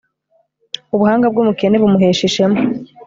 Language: Kinyarwanda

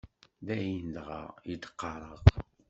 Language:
Kabyle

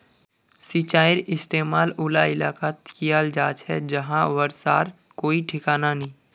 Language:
Magahi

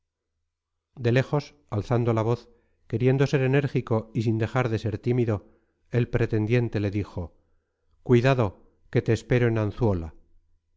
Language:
Spanish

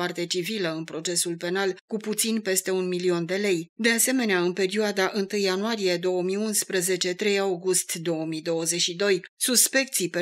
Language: Romanian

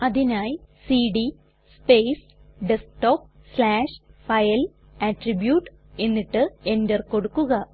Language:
Malayalam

